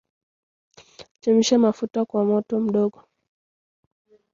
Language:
Swahili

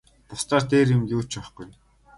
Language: Mongolian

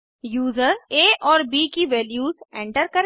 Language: Hindi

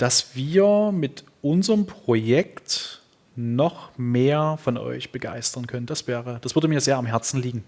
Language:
German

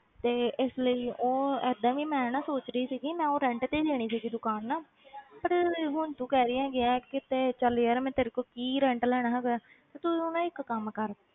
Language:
Punjabi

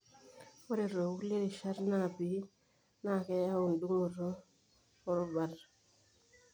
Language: Masai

